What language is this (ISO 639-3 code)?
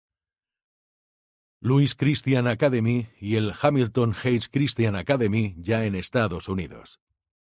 spa